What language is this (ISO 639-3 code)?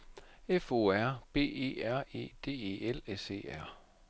dan